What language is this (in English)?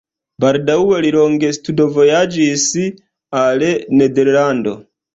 Esperanto